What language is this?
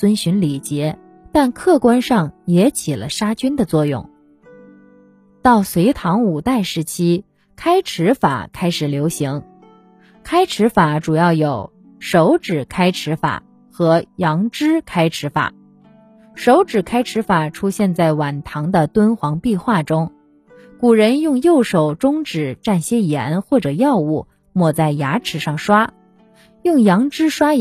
Chinese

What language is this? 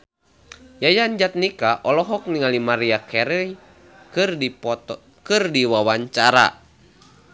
Sundanese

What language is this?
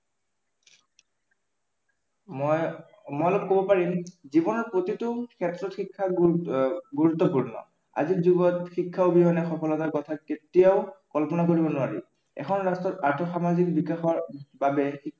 Assamese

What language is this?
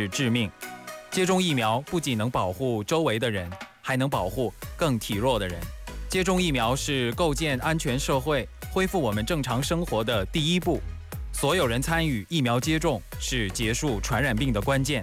Vietnamese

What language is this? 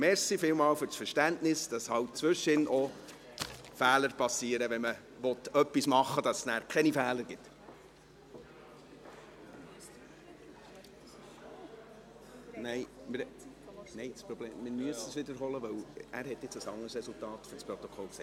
Swiss German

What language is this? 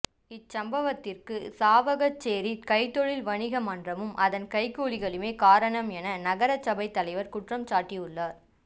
Tamil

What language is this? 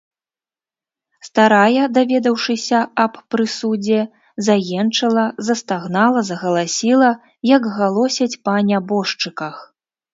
Belarusian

